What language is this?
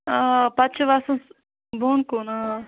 Kashmiri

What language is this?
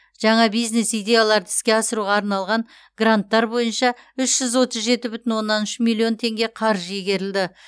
Kazakh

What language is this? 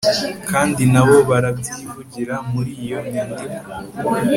Kinyarwanda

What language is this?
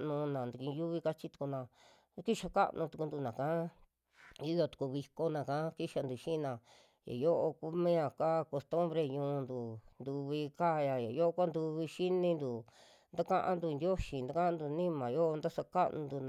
Western Juxtlahuaca Mixtec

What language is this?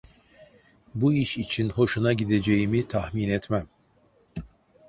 Turkish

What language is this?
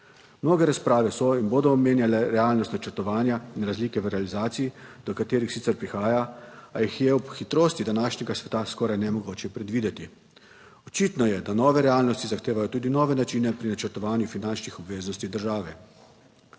Slovenian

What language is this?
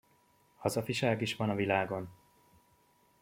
Hungarian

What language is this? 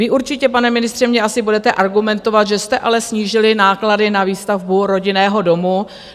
Czech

